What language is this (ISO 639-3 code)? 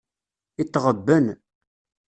kab